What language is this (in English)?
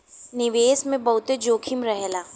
Bhojpuri